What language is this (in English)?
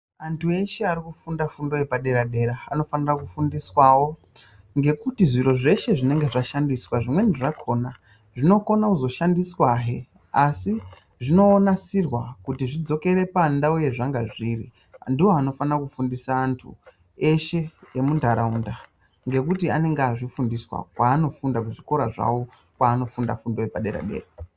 Ndau